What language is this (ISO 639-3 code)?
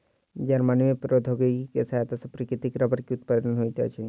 mai